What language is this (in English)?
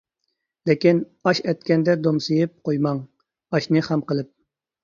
Uyghur